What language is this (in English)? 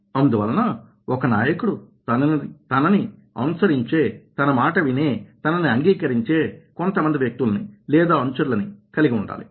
Telugu